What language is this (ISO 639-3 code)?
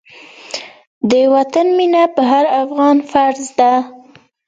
pus